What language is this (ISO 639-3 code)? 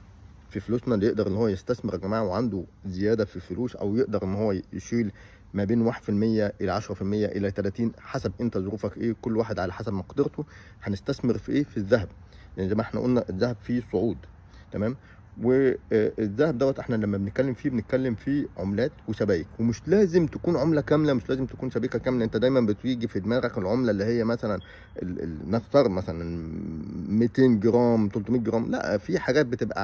ara